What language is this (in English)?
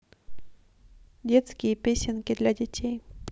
Russian